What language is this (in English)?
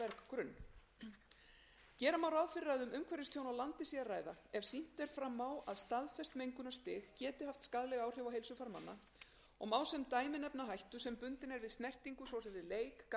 Icelandic